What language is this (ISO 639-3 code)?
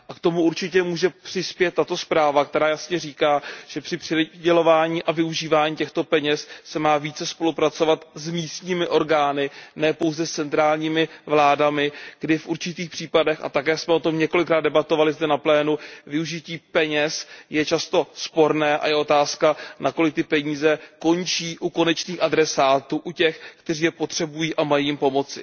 ces